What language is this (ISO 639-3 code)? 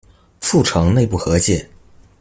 zho